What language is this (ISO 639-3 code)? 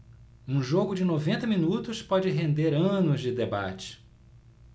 por